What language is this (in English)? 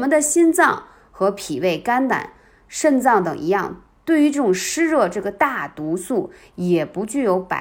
Chinese